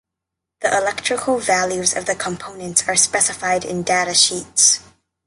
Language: English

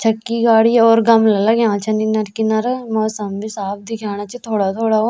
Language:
Garhwali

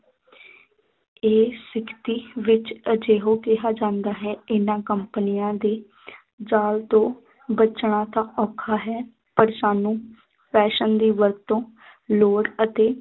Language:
Punjabi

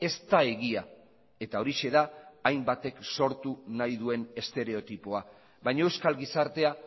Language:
Basque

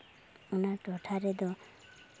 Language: Santali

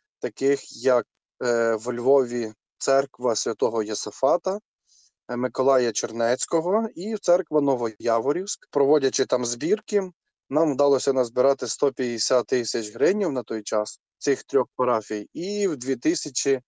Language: Ukrainian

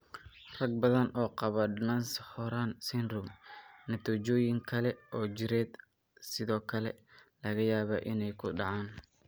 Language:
Somali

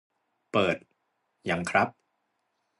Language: Thai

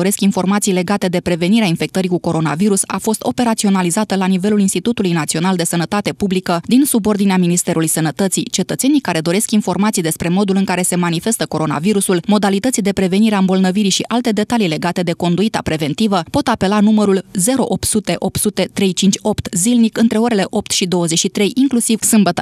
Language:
Romanian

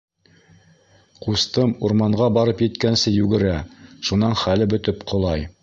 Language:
Bashkir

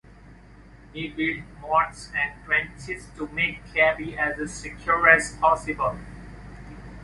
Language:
English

